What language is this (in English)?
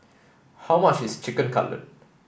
English